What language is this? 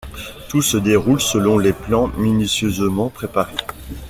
French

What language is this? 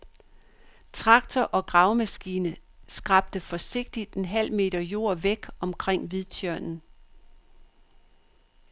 Danish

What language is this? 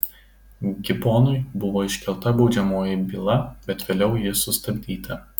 Lithuanian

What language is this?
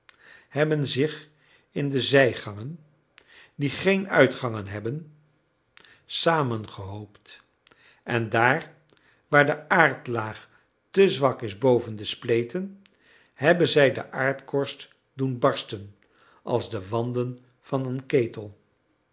Dutch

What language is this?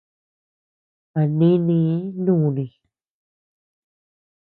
Tepeuxila Cuicatec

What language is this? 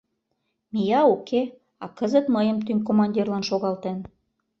Mari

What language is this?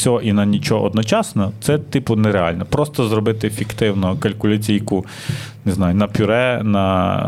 Ukrainian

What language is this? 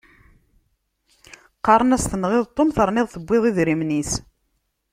Kabyle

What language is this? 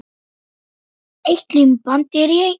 Icelandic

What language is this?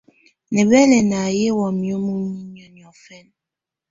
Tunen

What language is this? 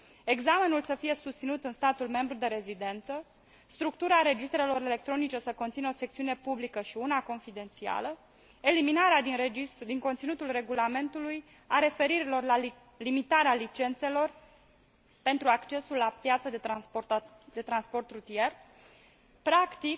Romanian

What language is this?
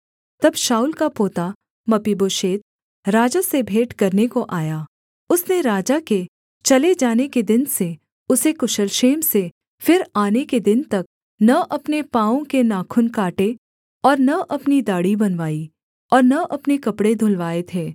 Hindi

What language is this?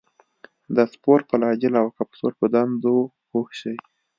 Pashto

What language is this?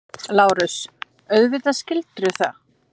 Icelandic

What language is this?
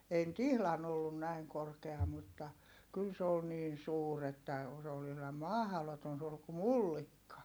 Finnish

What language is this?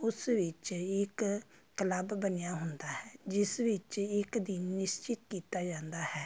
Punjabi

